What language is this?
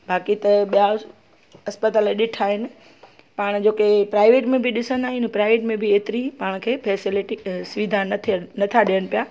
Sindhi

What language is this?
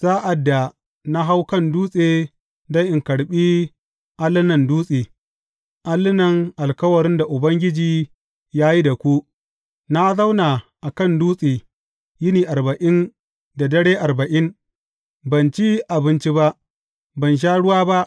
Hausa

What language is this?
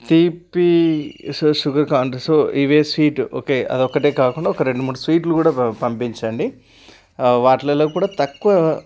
Telugu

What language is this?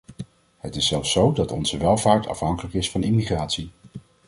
Dutch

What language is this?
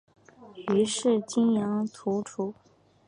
Chinese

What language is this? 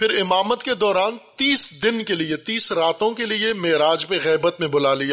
Urdu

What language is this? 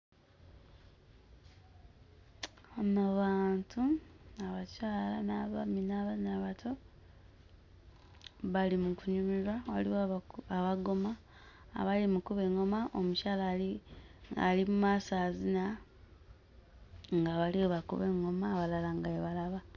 Ganda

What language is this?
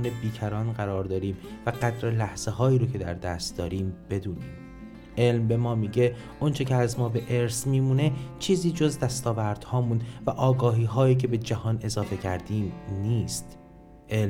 Persian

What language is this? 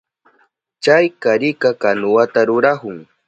Southern Pastaza Quechua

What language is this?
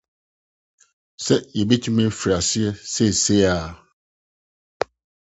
Akan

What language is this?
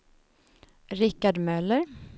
Swedish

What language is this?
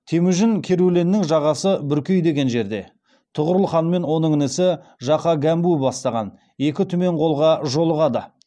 Kazakh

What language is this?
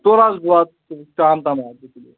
Kashmiri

